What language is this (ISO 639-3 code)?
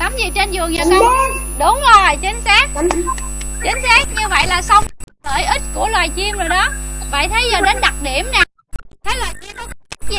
vie